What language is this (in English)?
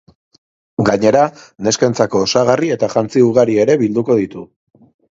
Basque